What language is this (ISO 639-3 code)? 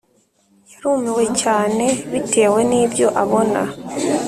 kin